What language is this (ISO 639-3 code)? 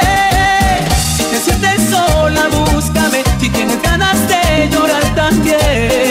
spa